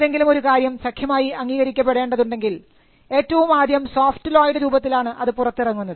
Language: Malayalam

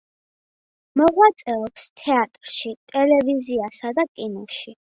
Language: Georgian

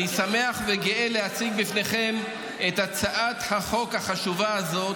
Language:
Hebrew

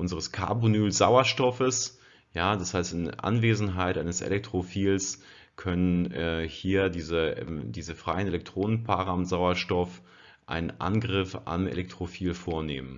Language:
German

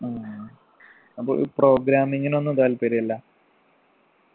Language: Malayalam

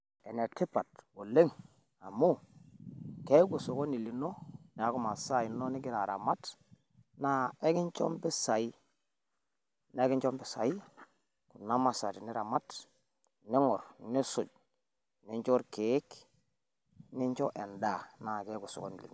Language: Masai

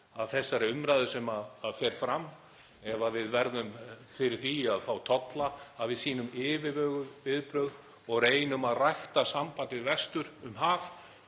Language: Icelandic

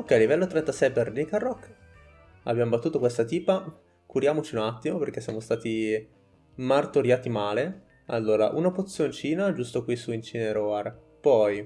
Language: Italian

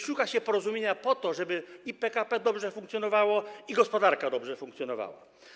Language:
Polish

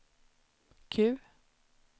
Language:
Swedish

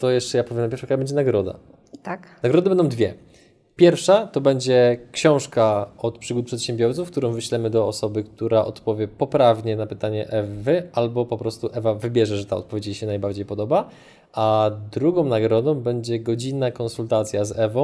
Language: Polish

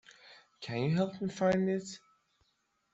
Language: English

